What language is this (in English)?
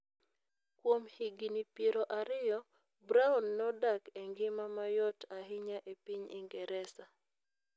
Luo (Kenya and Tanzania)